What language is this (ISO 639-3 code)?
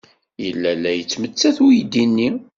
kab